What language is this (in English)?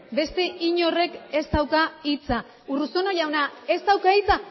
Basque